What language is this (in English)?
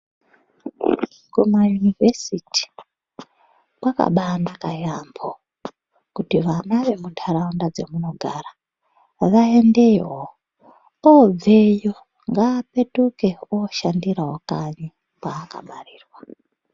Ndau